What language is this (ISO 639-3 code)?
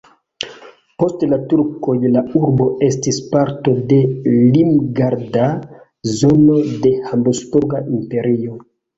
epo